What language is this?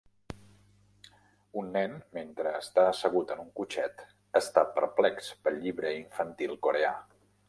Catalan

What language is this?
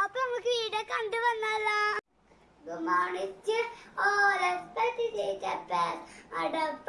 Turkish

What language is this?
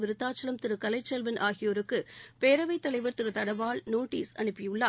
Tamil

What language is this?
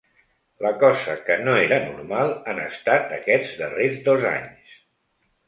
Catalan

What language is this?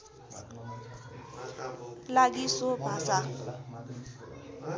Nepali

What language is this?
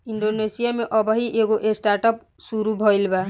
Bhojpuri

